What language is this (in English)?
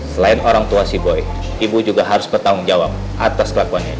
Indonesian